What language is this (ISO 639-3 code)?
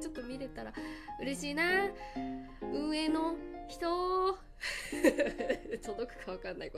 jpn